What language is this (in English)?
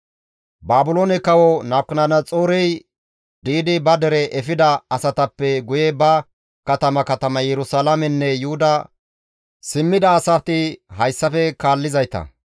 Gamo